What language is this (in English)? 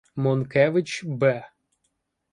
Ukrainian